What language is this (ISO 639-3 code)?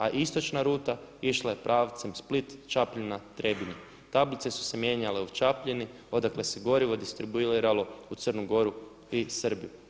hrv